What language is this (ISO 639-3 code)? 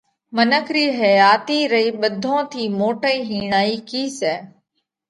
kvx